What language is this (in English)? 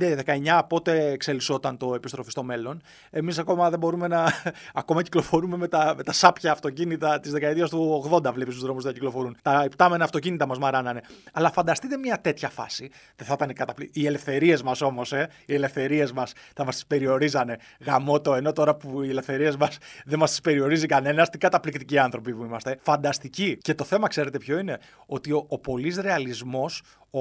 Greek